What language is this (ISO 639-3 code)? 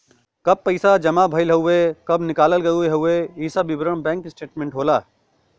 bho